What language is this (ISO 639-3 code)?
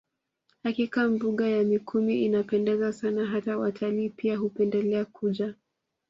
swa